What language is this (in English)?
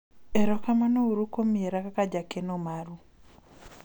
Luo (Kenya and Tanzania)